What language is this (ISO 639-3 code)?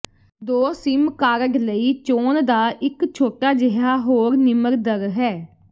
pan